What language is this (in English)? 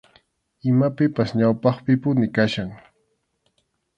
Arequipa-La Unión Quechua